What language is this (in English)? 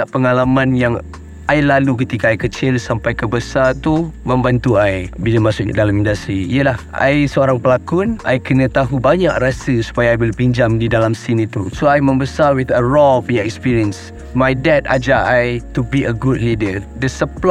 Malay